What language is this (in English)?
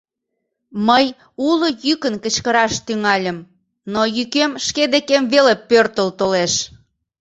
Mari